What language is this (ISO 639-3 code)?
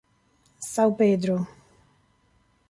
ita